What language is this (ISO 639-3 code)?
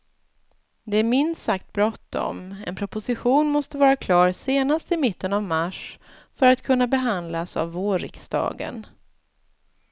swe